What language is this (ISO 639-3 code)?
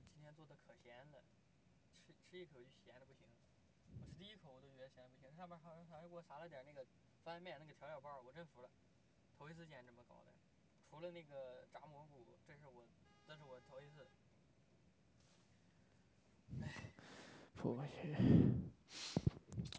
zho